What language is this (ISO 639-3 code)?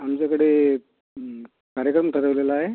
mar